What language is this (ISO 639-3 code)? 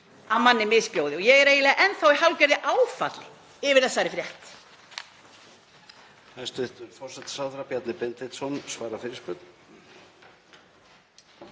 isl